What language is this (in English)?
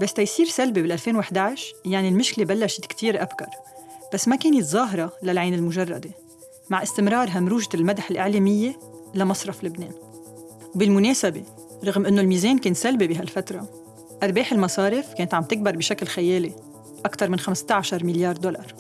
Arabic